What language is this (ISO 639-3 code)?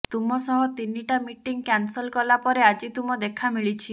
ori